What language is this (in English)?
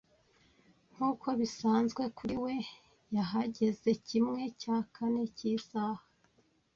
Kinyarwanda